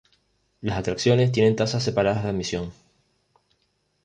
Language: Spanish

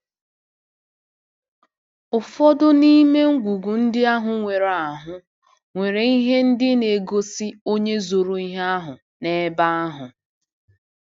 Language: Igbo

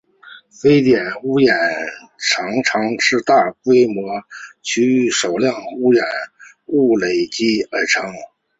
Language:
Chinese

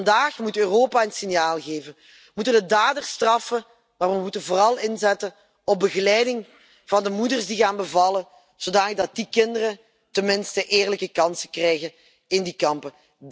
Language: Dutch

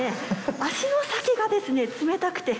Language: Japanese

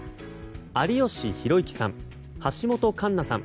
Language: Japanese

